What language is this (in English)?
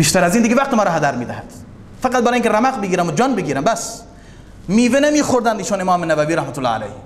Persian